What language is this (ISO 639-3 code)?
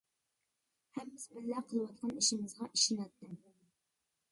uig